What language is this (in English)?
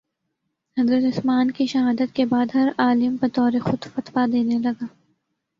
Urdu